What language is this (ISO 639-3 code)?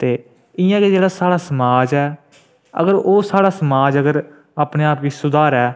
doi